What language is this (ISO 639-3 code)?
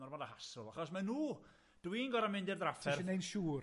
cym